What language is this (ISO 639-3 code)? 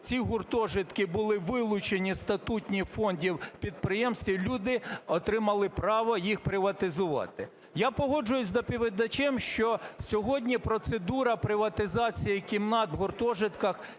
ukr